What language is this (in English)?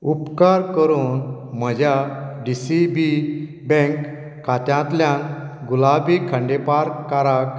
Konkani